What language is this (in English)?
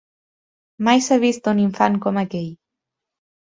Catalan